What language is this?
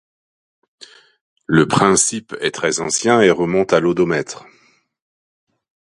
French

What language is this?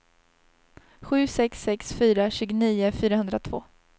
Swedish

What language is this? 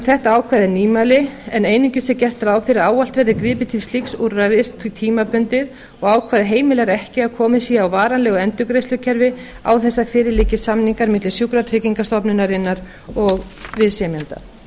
Icelandic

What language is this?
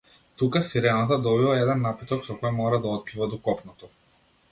Macedonian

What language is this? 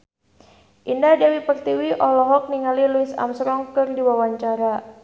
Sundanese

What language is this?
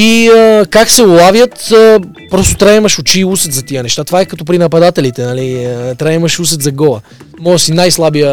Bulgarian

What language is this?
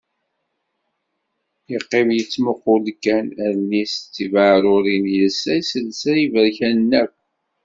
Kabyle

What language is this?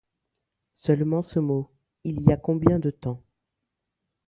French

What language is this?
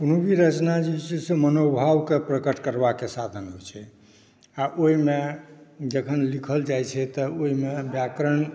Maithili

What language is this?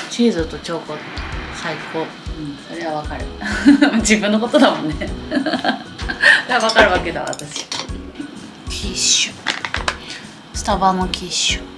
Japanese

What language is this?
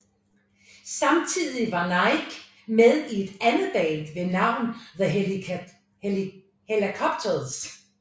Danish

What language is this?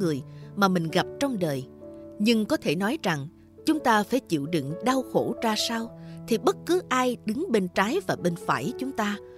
Vietnamese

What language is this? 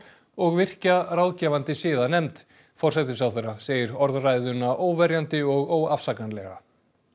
Icelandic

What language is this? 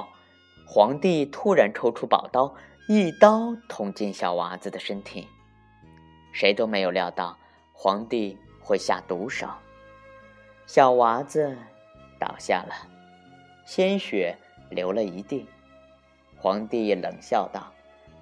Chinese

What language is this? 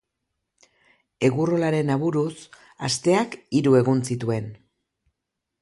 Basque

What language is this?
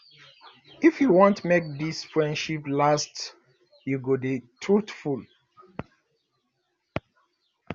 Nigerian Pidgin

